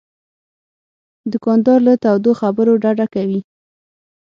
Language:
Pashto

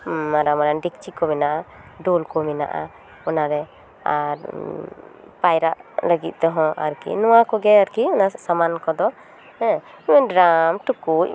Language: Santali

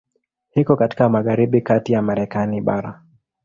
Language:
Swahili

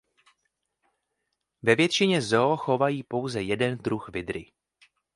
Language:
Czech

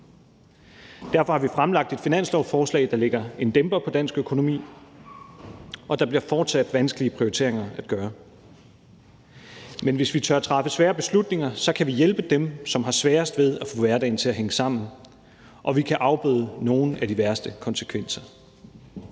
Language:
Danish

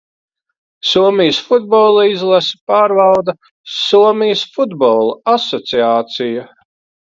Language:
Latvian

